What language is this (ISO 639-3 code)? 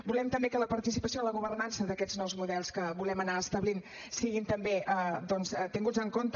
cat